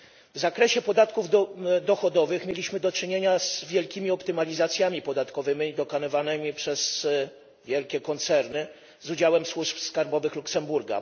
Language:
Polish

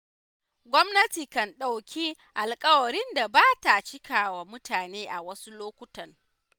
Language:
Hausa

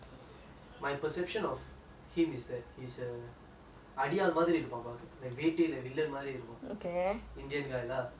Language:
English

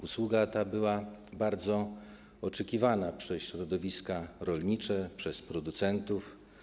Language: Polish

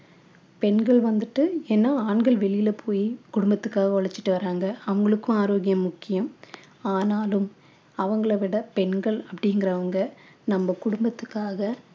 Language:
Tamil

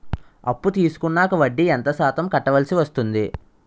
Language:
Telugu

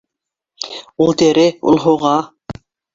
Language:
Bashkir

